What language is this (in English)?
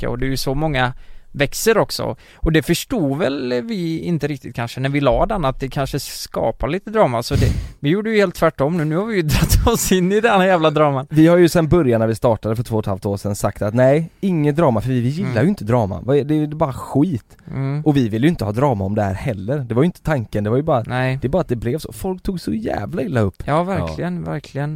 Swedish